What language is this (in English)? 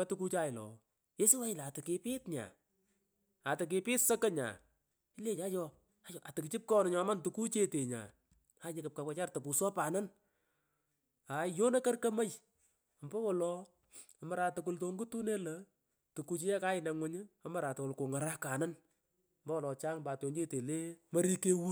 Pökoot